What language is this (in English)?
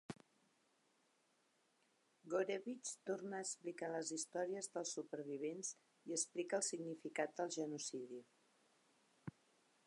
Catalan